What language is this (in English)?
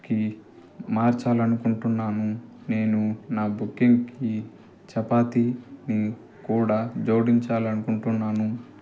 Telugu